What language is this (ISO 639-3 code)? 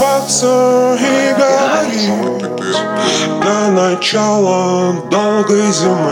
ukr